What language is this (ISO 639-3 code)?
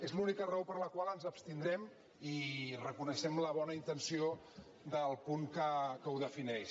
cat